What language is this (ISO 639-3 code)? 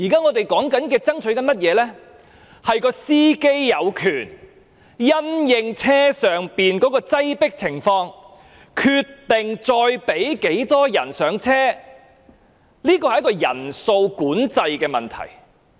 yue